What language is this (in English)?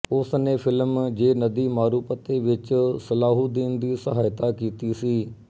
Punjabi